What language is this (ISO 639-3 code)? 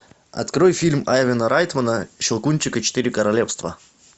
rus